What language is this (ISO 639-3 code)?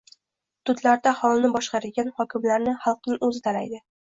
uzb